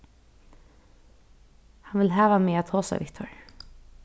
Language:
Faroese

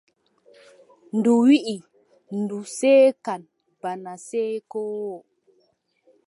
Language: Adamawa Fulfulde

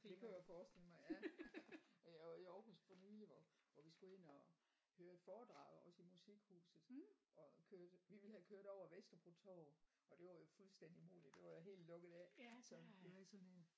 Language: Danish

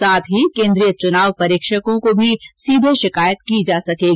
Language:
Hindi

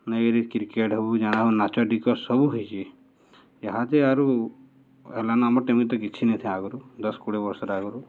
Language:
Odia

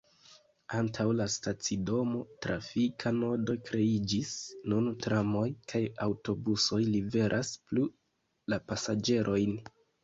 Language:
Esperanto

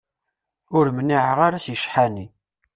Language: Kabyle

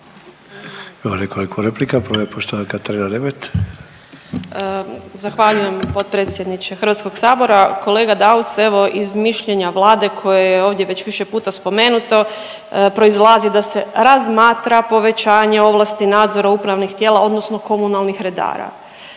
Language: Croatian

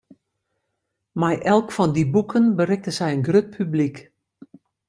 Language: Western Frisian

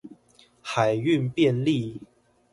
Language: Chinese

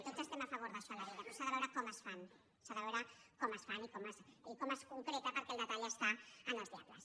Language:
Catalan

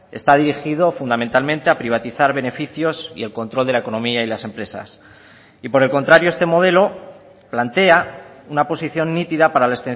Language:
Spanish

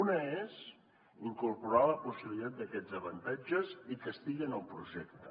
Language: Catalan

